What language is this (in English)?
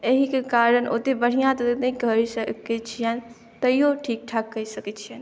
Maithili